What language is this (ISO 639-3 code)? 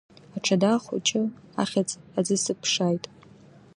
abk